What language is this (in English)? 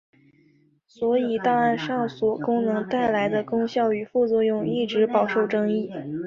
Chinese